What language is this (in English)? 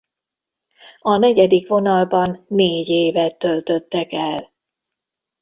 Hungarian